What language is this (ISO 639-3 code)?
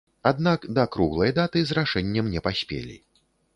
bel